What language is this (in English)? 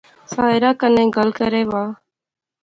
Pahari-Potwari